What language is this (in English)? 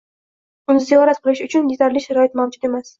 Uzbek